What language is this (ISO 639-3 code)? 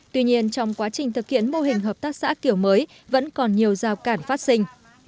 vie